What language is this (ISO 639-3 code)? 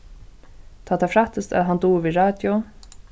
fao